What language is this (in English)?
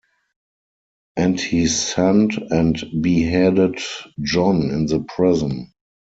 English